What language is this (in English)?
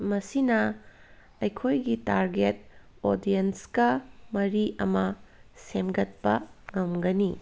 Manipuri